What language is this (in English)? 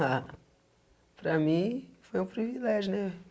Portuguese